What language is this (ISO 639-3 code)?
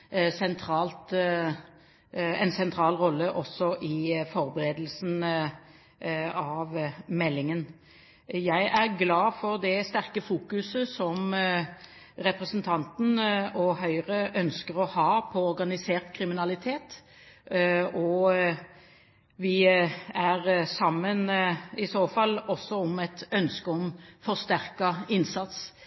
nob